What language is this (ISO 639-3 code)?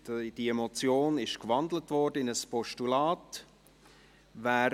gsw